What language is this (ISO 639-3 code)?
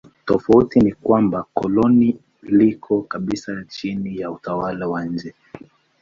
swa